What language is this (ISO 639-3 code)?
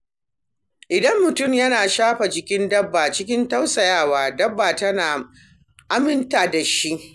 hau